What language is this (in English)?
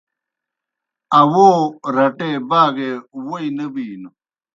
Kohistani Shina